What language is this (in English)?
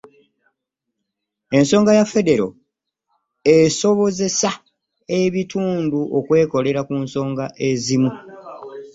Ganda